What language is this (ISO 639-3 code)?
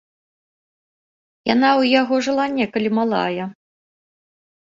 bel